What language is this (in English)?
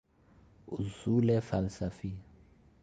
Persian